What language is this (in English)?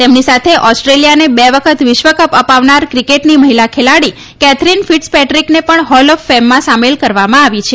Gujarati